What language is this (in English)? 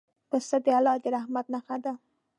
Pashto